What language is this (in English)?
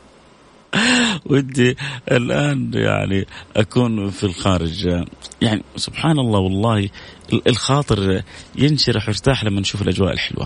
Arabic